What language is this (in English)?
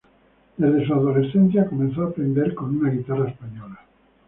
Spanish